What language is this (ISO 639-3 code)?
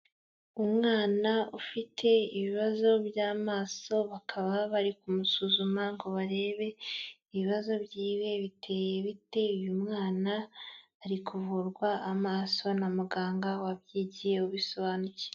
kin